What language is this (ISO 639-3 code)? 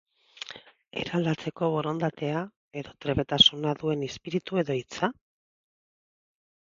eus